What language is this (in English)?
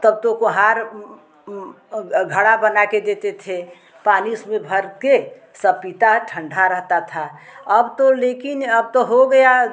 Hindi